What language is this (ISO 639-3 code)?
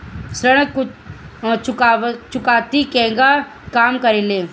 bho